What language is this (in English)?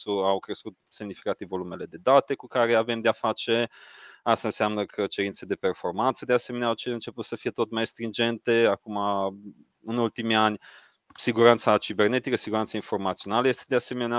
Romanian